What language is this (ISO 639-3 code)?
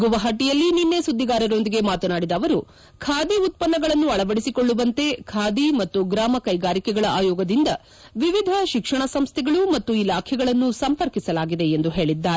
kan